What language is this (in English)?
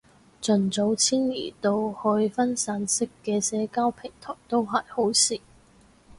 Cantonese